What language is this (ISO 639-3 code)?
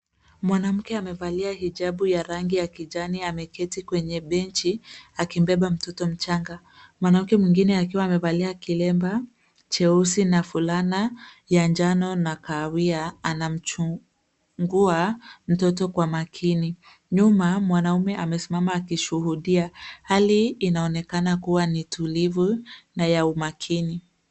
swa